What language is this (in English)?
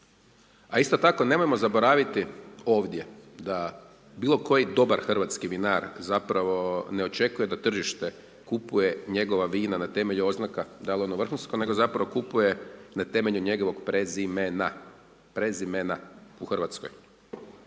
Croatian